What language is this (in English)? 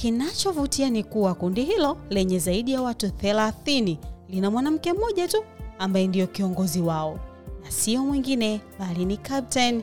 Swahili